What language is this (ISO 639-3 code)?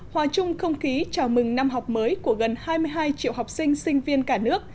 vie